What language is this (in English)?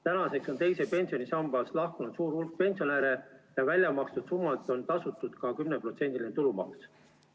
Estonian